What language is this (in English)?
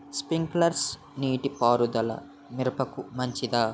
Telugu